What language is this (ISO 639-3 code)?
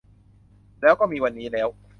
tha